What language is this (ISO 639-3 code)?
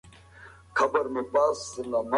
pus